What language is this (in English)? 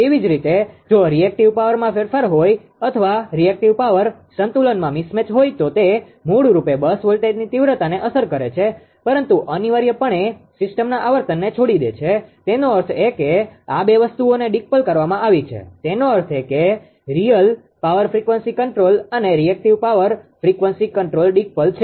Gujarati